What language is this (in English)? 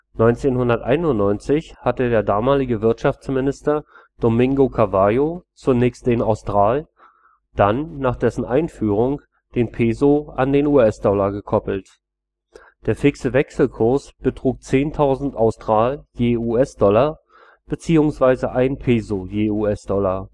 German